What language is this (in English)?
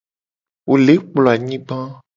Gen